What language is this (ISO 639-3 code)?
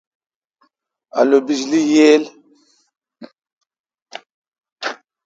xka